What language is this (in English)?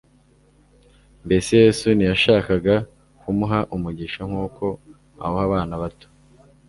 Kinyarwanda